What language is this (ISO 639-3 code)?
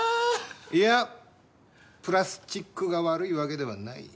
jpn